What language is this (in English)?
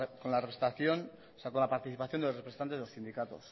Spanish